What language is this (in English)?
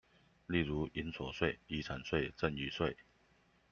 Chinese